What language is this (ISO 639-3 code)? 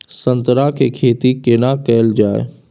mai